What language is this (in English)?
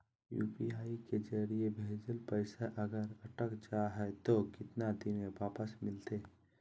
Magahi